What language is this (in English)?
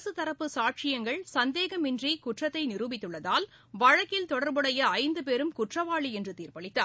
Tamil